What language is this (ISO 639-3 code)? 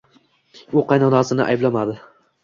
uzb